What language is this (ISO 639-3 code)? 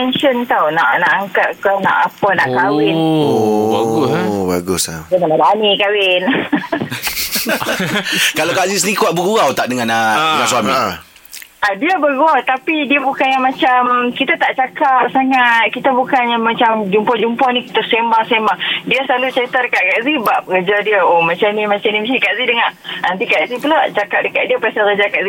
msa